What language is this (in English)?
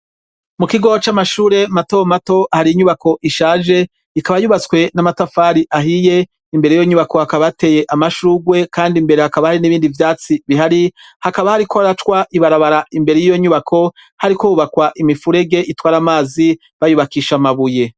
Rundi